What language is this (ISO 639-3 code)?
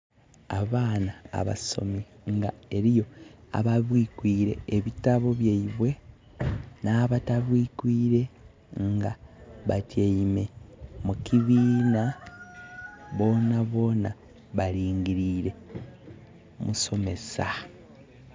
xog